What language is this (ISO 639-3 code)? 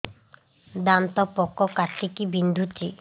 ori